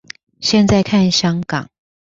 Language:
Chinese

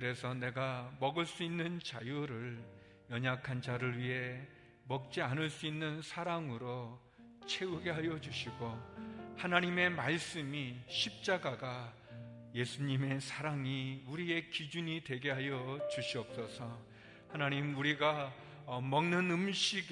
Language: Korean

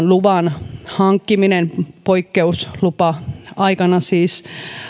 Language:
Finnish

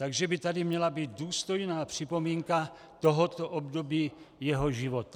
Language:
Czech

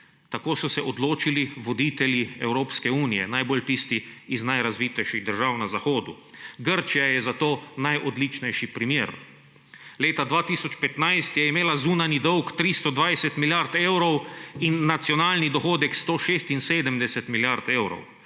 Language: Slovenian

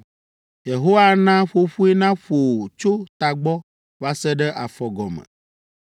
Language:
Ewe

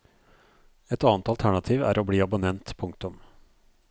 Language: Norwegian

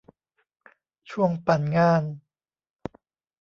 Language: Thai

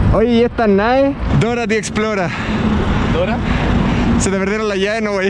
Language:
Spanish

